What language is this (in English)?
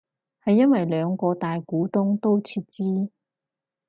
Cantonese